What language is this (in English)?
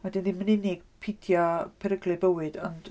Welsh